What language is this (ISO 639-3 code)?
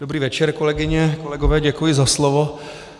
ces